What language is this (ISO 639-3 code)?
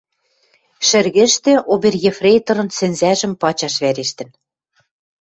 mrj